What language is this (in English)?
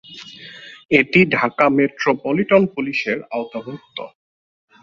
Bangla